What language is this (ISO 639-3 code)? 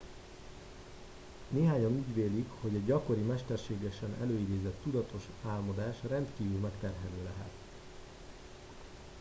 hun